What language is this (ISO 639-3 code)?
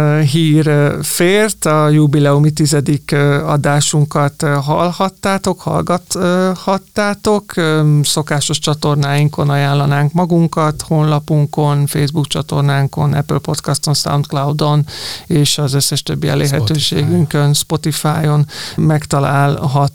hun